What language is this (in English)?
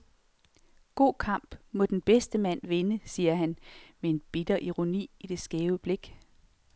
Danish